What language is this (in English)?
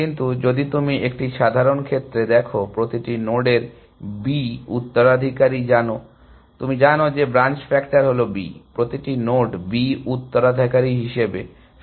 Bangla